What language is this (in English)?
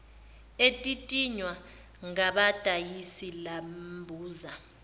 Zulu